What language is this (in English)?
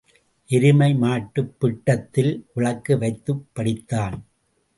Tamil